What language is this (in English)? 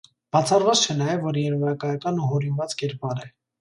Armenian